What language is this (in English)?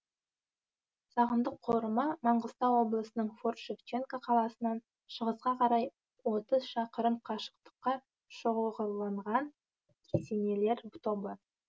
Kazakh